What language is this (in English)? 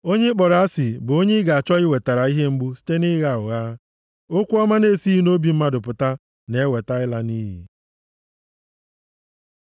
Igbo